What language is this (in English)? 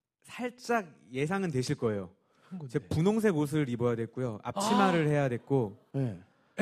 Korean